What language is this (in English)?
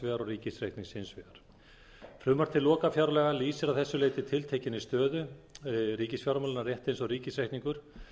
Icelandic